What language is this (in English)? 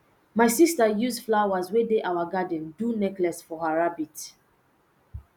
Nigerian Pidgin